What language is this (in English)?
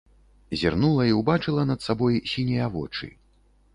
Belarusian